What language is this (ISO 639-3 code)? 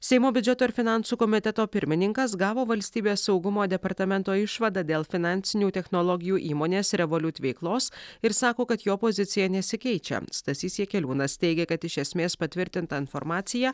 lit